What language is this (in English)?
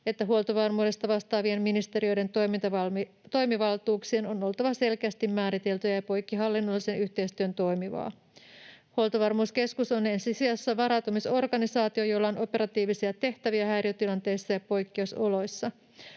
Finnish